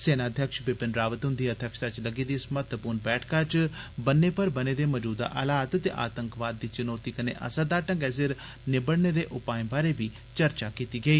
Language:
Dogri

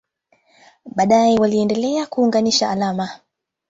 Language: Swahili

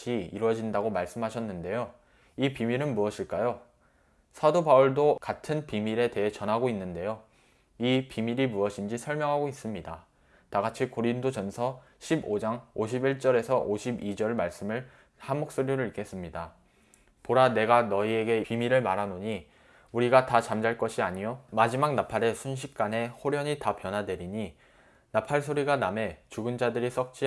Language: Korean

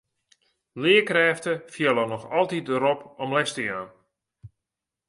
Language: Western Frisian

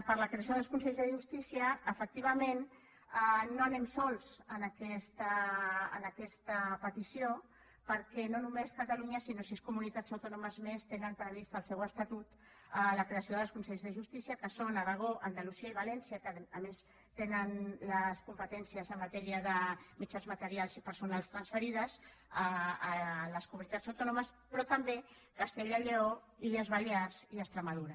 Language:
Catalan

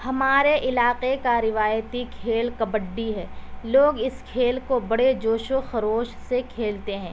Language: Urdu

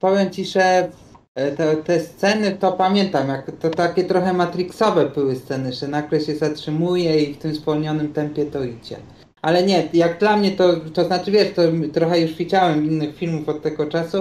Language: Polish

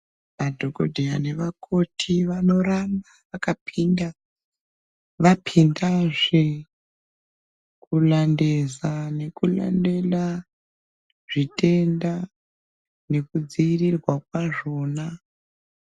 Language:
Ndau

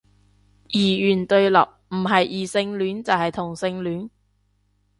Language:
Cantonese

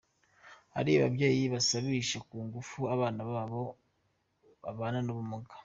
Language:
Kinyarwanda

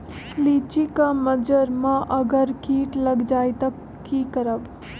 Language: Magahi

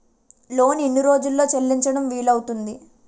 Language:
Telugu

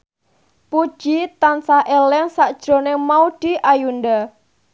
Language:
Javanese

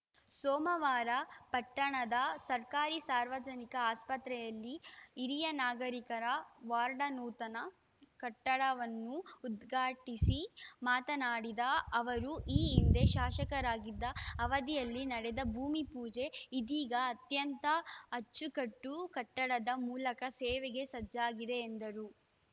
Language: Kannada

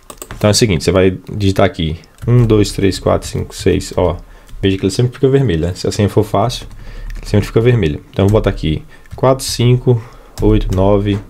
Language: Portuguese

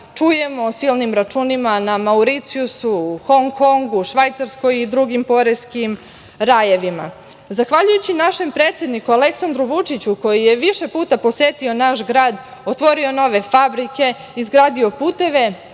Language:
Serbian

